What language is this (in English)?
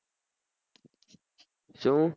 Gujarati